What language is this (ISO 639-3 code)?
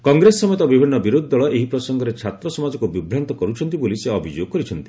ori